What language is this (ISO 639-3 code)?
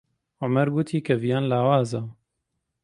ckb